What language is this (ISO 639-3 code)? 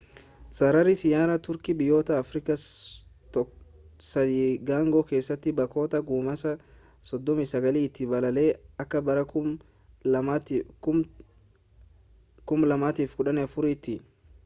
orm